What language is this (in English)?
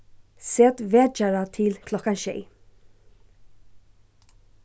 Faroese